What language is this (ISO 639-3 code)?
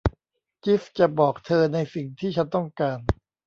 tha